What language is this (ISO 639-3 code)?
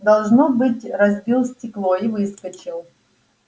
rus